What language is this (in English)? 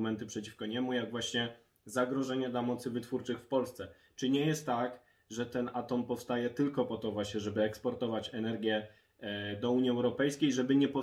Polish